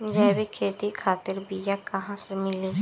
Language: Bhojpuri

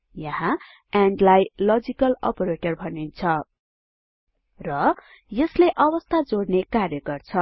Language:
Nepali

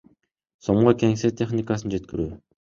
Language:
Kyrgyz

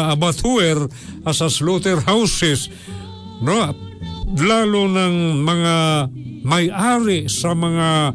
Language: Filipino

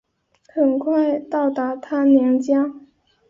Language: Chinese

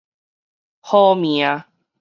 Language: Min Nan Chinese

